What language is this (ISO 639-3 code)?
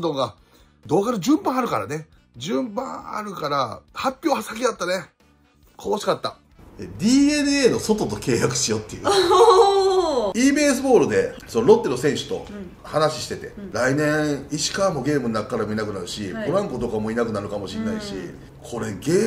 jpn